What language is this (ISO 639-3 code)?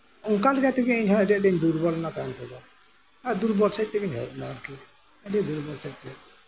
sat